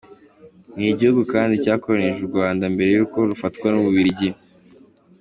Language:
Kinyarwanda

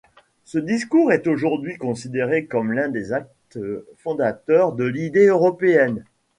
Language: French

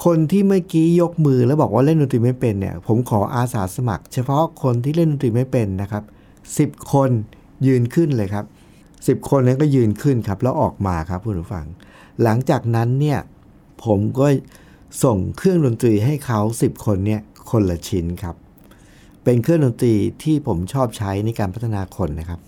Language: Thai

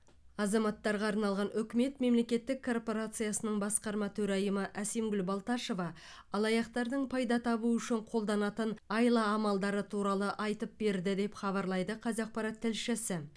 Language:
Kazakh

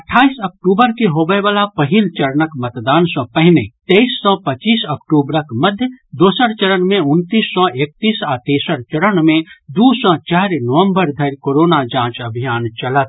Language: Maithili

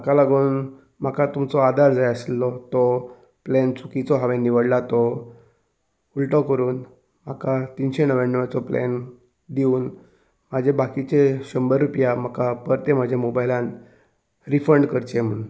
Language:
Konkani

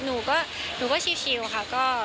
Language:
Thai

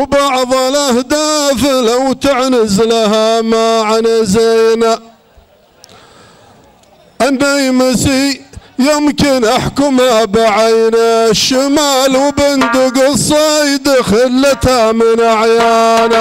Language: Arabic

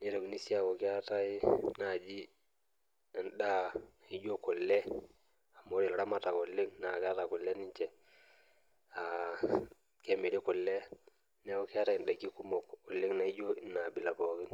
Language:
Masai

